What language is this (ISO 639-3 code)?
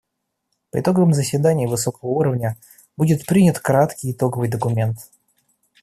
rus